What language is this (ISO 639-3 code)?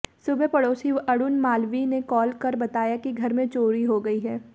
hin